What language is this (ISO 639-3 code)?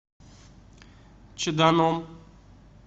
rus